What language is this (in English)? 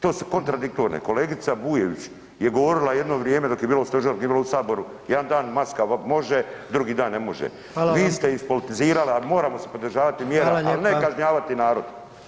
Croatian